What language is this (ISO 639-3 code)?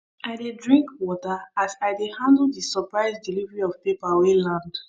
pcm